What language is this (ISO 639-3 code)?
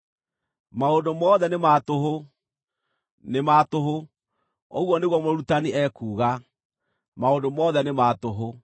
kik